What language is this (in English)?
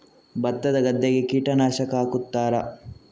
Kannada